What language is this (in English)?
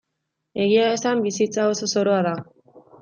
Basque